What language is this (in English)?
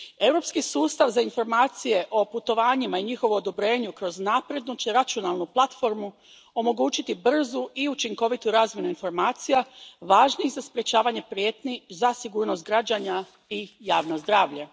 Croatian